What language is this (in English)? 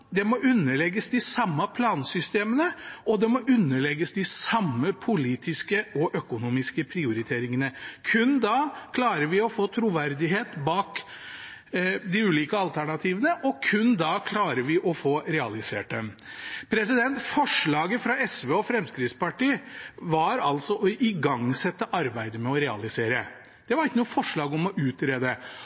Norwegian Bokmål